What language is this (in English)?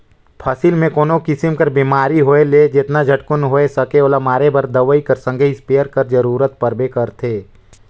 Chhattisgarhi